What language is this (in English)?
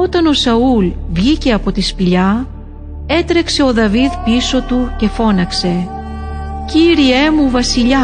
Greek